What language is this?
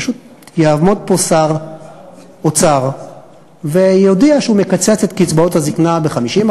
Hebrew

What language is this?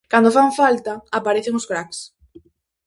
Galician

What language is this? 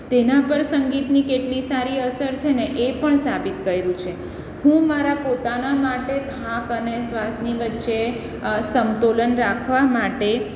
Gujarati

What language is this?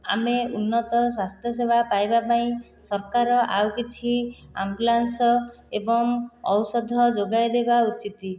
Odia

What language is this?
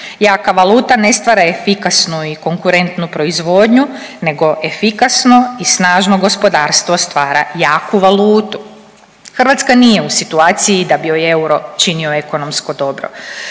Croatian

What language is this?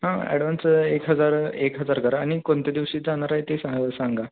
Marathi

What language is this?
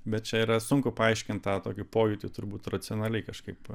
Lithuanian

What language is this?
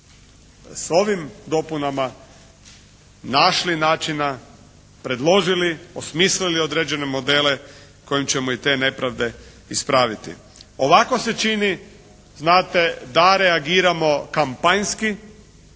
Croatian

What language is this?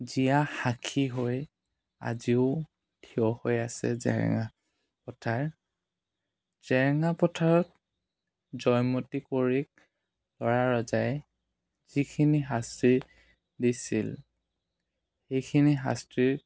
Assamese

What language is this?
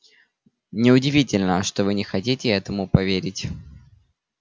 Russian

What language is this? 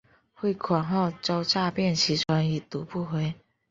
Chinese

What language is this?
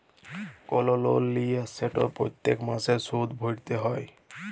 Bangla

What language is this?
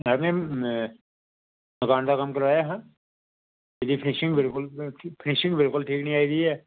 Dogri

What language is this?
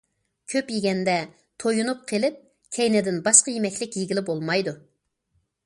Uyghur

